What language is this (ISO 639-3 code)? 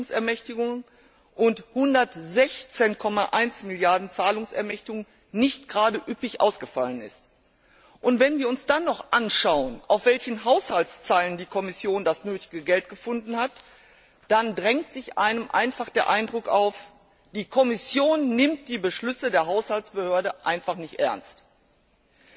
deu